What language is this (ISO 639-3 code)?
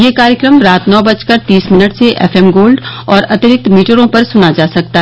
hin